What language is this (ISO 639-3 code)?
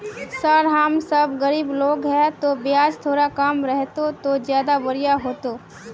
mag